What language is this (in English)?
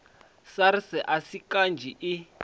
Venda